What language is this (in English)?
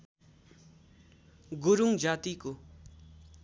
Nepali